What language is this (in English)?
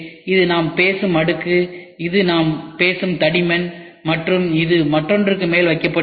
Tamil